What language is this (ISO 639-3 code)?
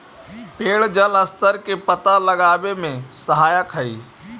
mag